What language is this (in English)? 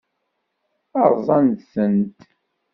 Kabyle